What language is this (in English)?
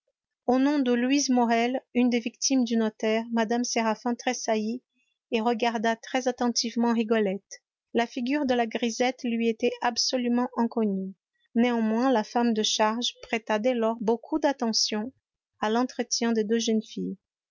French